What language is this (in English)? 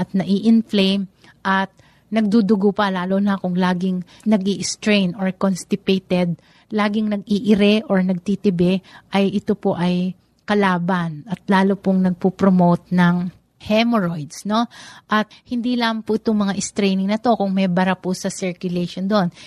Filipino